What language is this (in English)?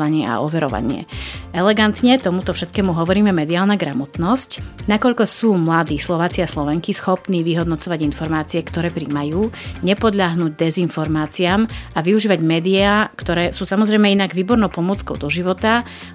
Slovak